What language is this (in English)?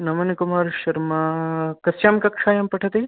Sanskrit